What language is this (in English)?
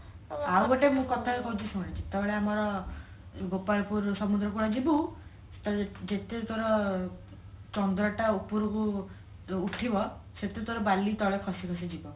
Odia